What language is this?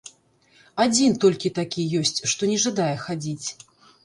Belarusian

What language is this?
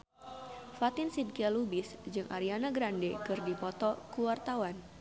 Sundanese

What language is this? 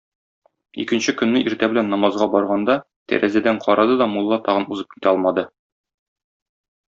Tatar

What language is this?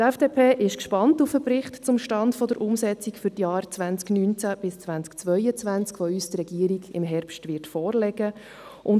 Swiss German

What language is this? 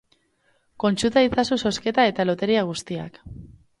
Basque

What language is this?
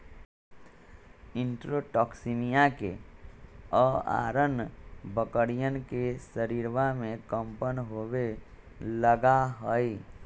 Magahi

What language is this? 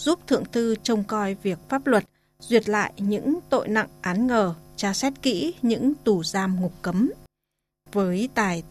Vietnamese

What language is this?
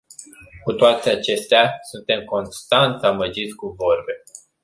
Romanian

